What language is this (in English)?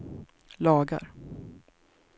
Swedish